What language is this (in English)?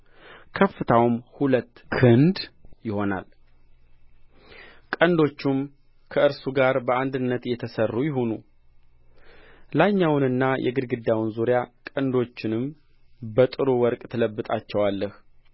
Amharic